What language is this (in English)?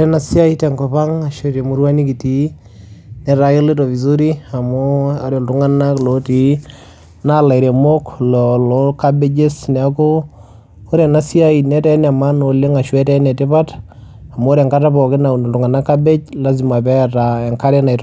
Masai